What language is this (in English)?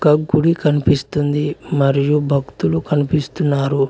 Telugu